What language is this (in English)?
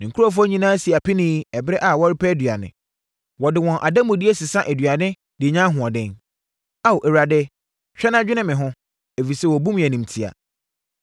Akan